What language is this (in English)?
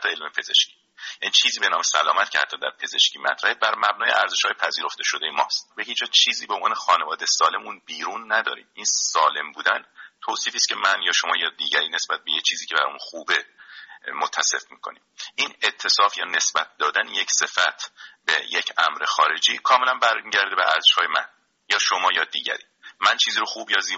Persian